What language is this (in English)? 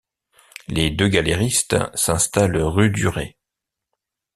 French